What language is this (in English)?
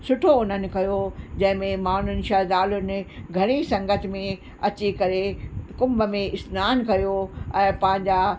Sindhi